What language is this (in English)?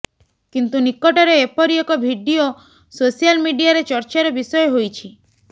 Odia